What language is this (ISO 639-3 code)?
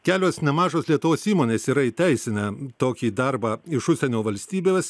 lit